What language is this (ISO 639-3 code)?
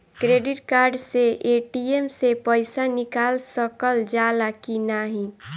bho